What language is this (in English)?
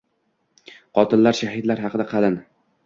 Uzbek